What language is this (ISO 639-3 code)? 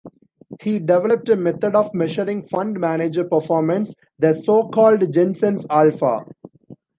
eng